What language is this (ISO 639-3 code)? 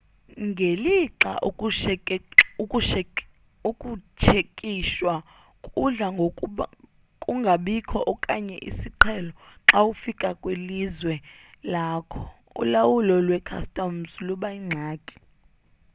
xho